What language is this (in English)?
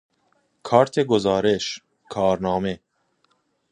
Persian